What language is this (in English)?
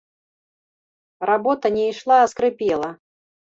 Belarusian